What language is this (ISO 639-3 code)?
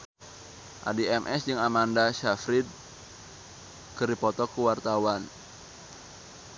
sun